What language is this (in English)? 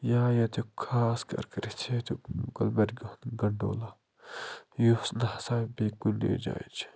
Kashmiri